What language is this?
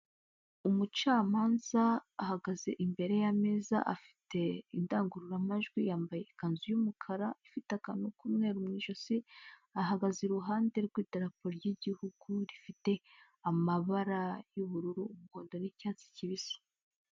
Kinyarwanda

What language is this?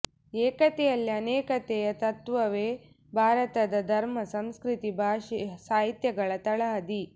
Kannada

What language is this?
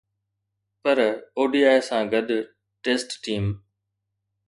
Sindhi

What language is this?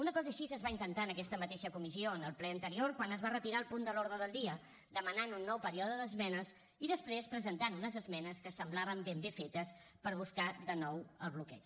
Catalan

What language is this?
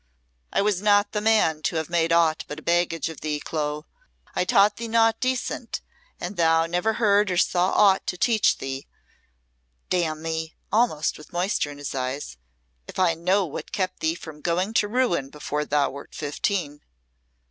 English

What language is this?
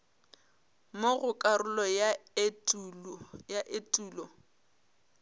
Northern Sotho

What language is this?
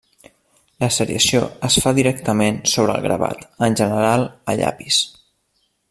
Catalan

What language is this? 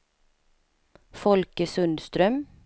Swedish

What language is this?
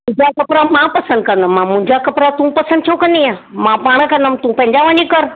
Sindhi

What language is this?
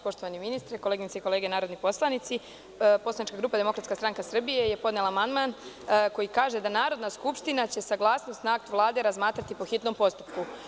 Serbian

